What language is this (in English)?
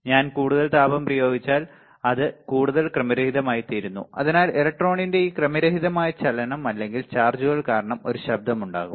Malayalam